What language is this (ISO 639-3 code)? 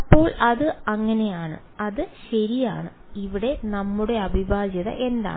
mal